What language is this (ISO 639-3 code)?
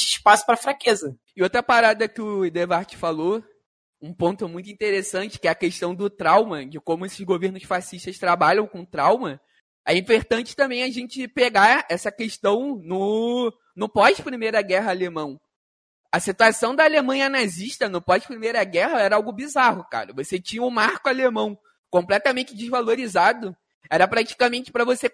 por